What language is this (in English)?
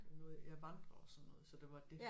Danish